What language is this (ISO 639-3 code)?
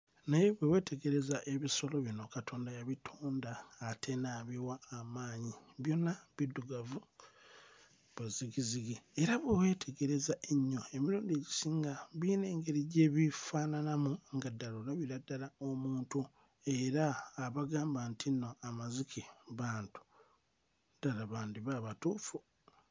lug